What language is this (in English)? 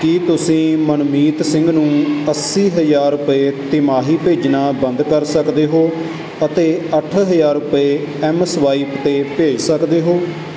Punjabi